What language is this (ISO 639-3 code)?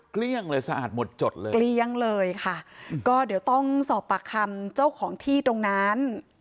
tha